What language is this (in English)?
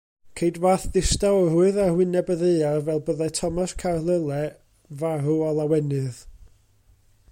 Welsh